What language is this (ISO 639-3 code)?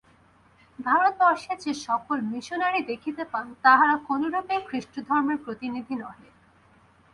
ben